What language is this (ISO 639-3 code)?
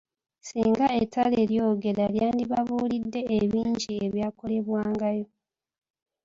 lug